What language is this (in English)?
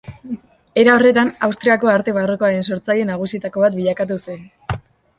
Basque